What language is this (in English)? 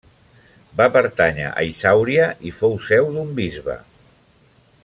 Catalan